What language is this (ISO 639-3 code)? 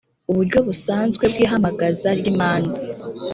kin